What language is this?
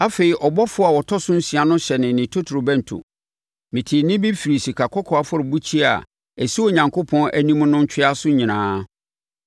Akan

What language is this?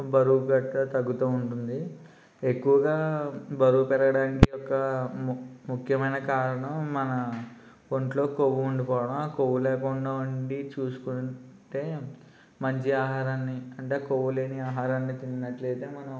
Telugu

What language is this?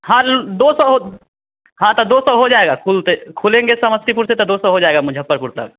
Hindi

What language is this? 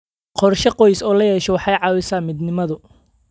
Somali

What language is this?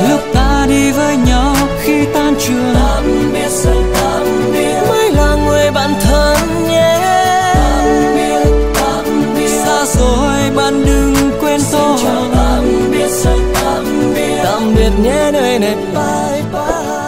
Polish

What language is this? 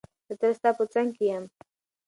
Pashto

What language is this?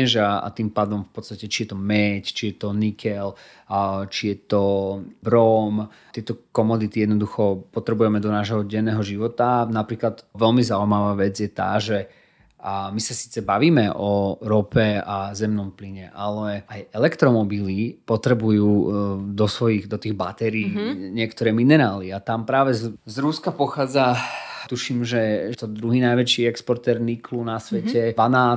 Slovak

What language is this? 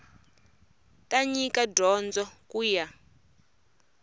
Tsonga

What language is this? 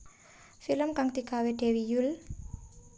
Javanese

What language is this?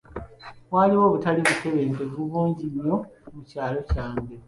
Ganda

